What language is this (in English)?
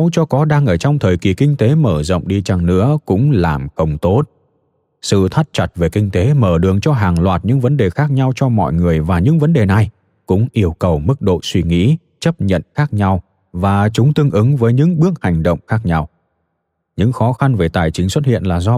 Vietnamese